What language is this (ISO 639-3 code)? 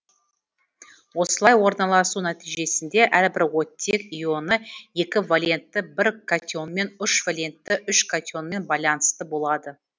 kaz